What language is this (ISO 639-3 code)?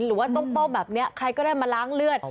tha